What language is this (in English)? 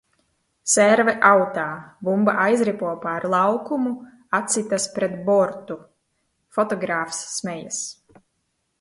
Latvian